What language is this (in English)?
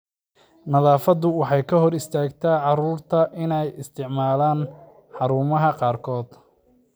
Somali